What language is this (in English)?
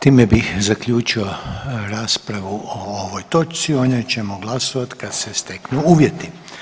Croatian